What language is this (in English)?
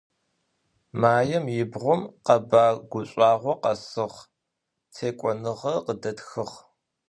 Adyghe